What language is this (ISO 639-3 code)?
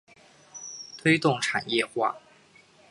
zho